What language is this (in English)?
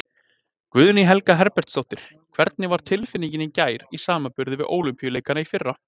Icelandic